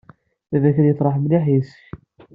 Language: Kabyle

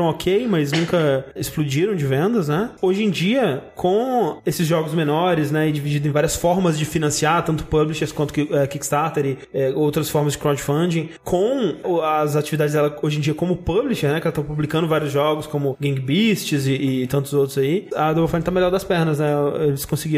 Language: Portuguese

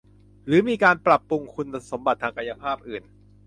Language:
Thai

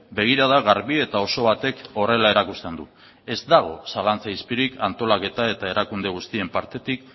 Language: Basque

